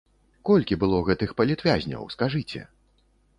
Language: Belarusian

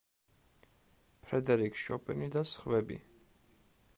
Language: Georgian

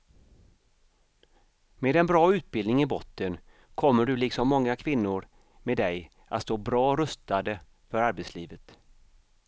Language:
Swedish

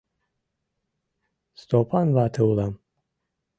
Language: Mari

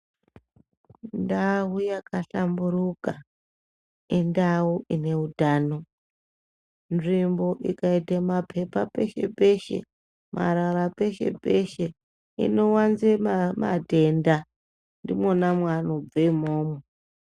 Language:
Ndau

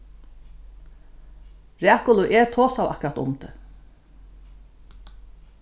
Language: Faroese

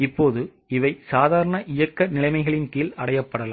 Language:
Tamil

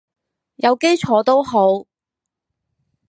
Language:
Cantonese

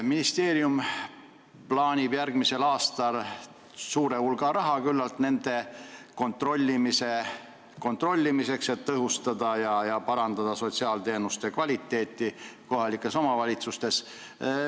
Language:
Estonian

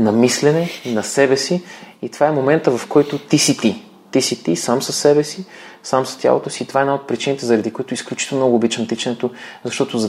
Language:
Bulgarian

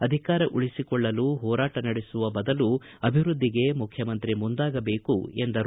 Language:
Kannada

